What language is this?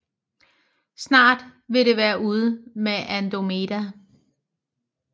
Danish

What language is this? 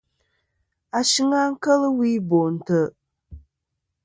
Kom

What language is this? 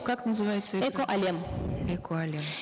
Kazakh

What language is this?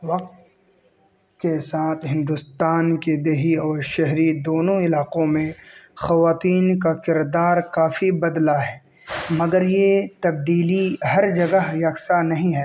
Urdu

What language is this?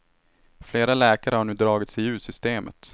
Swedish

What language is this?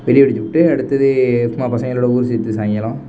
Tamil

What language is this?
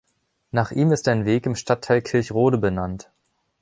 German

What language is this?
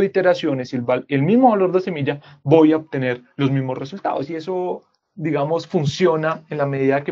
Spanish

